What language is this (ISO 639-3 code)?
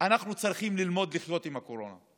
heb